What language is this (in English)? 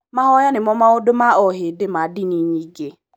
Kikuyu